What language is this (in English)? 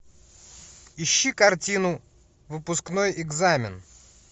Russian